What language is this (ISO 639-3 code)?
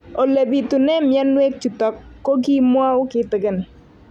kln